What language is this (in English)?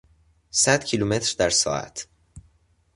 Persian